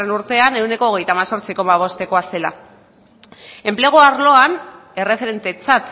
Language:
Basque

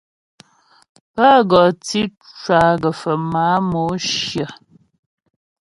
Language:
Ghomala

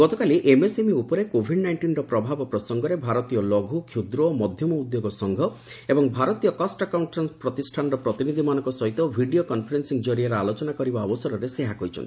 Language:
Odia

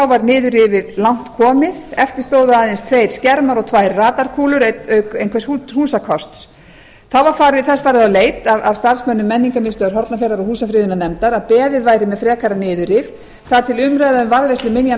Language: Icelandic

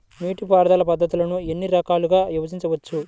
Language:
Telugu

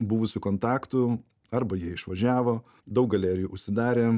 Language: Lithuanian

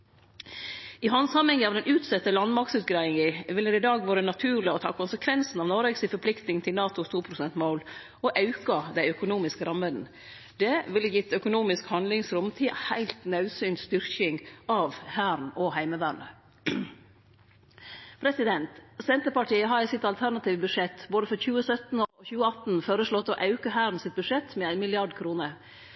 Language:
Norwegian Nynorsk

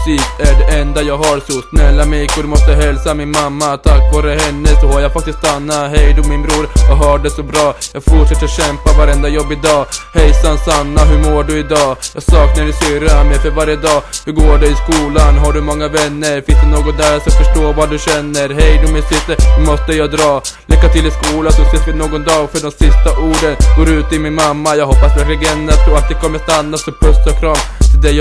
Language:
Swedish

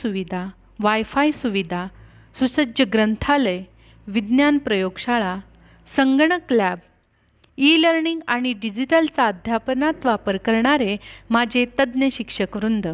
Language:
Romanian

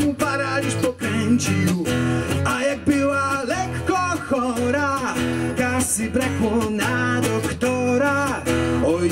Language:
Polish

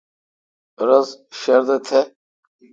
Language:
Kalkoti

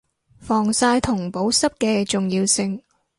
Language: Cantonese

